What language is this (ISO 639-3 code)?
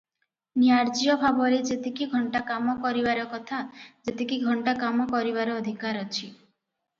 ori